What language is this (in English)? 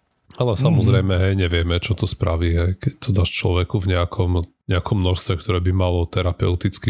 Slovak